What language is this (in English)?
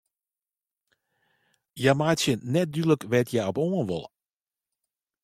Western Frisian